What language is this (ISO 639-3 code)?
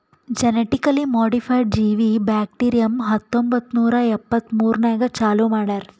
kan